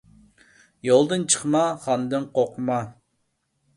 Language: Uyghur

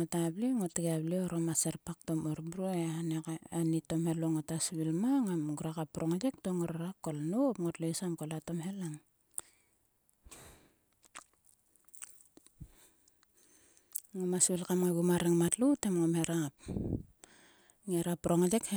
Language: Sulka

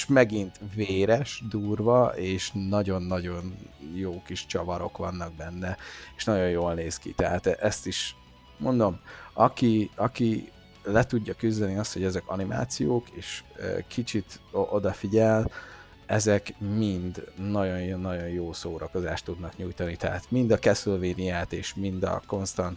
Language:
Hungarian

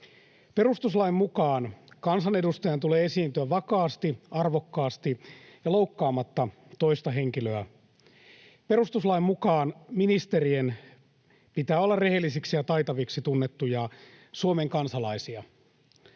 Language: Finnish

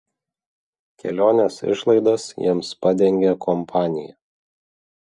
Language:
Lithuanian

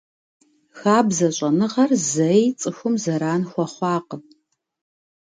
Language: Kabardian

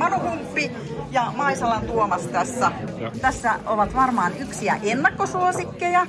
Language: Finnish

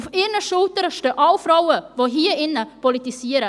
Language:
Swiss German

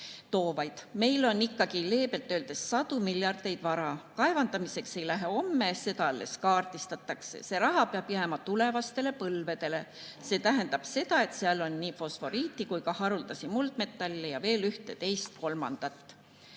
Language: Estonian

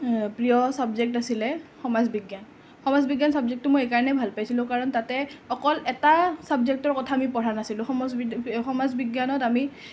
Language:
Assamese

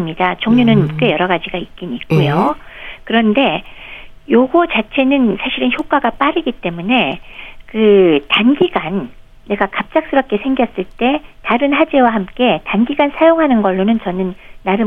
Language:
Korean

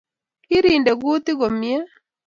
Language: Kalenjin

